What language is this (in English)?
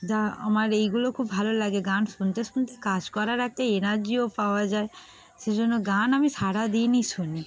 Bangla